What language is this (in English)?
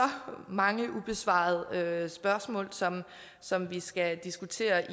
Danish